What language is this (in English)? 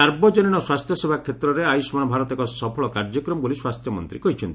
Odia